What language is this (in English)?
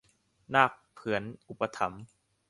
Thai